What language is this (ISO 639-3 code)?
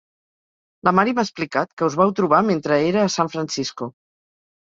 cat